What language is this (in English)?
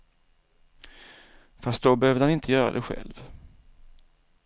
Swedish